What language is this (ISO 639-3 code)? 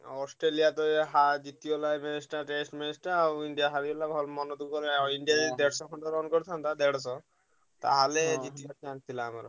ori